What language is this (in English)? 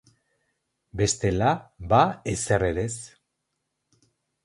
Basque